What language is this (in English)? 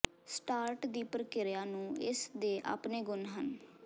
Punjabi